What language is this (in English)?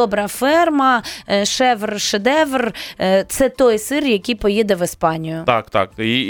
Ukrainian